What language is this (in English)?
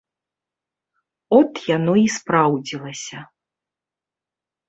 Belarusian